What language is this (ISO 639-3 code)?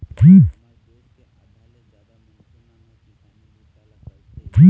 hne